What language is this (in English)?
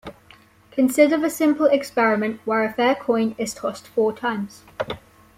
English